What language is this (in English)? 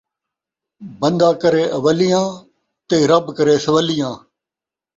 Saraiki